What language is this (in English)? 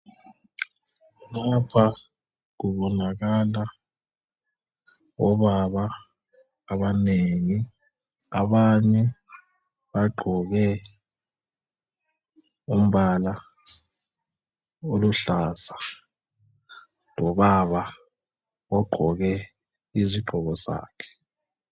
North Ndebele